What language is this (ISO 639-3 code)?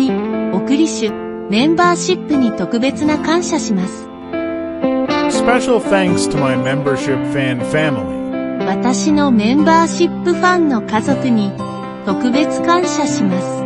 jpn